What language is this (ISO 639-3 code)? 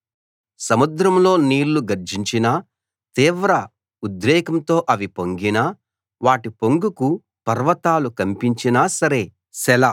tel